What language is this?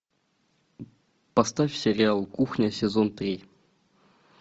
Russian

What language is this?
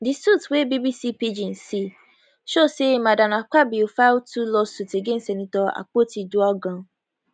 Nigerian Pidgin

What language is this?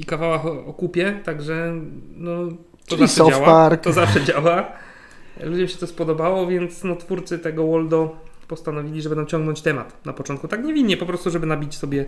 Polish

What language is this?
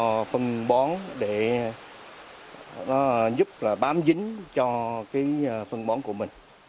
Vietnamese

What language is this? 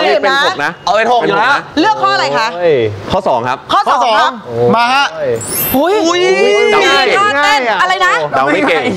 Thai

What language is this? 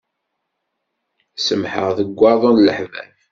Kabyle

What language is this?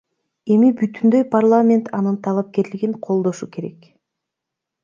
Kyrgyz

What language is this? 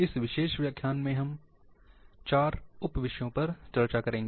Hindi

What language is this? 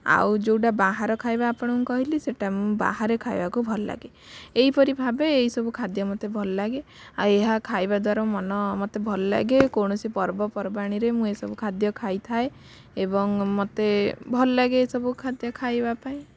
Odia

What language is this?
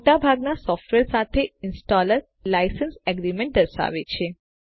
Gujarati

